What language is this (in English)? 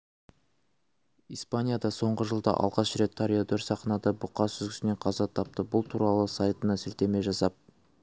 Kazakh